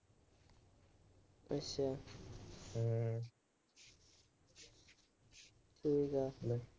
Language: Punjabi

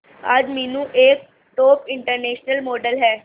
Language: Hindi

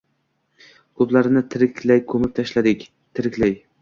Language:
Uzbek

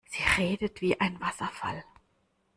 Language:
German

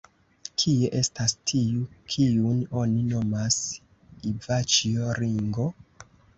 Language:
Esperanto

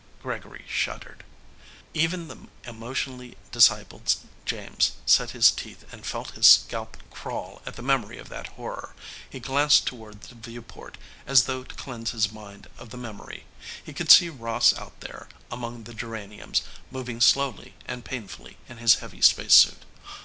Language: English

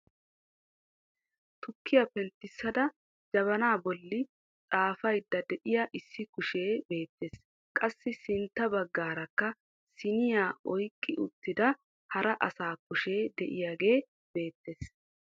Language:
Wolaytta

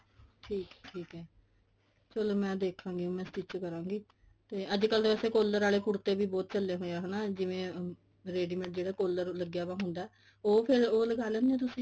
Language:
Punjabi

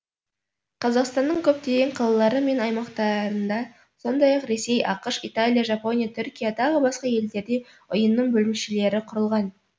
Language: Kazakh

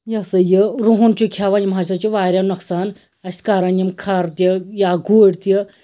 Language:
Kashmiri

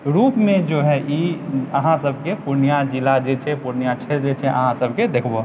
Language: Maithili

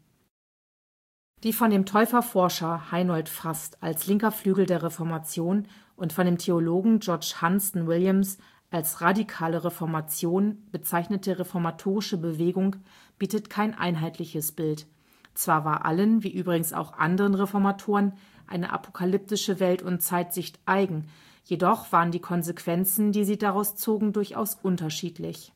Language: German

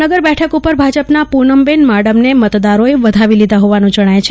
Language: Gujarati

